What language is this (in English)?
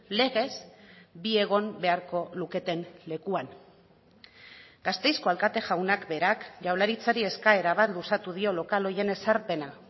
Basque